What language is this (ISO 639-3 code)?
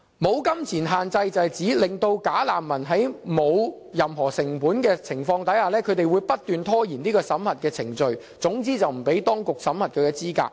yue